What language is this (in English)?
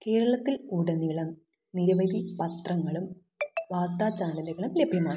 Malayalam